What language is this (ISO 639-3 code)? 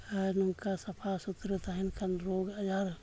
sat